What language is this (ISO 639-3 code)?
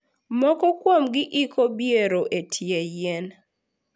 luo